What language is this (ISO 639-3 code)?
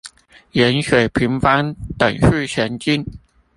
zho